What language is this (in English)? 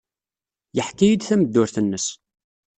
Kabyle